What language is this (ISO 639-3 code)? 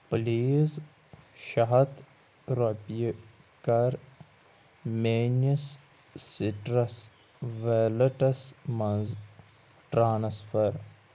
kas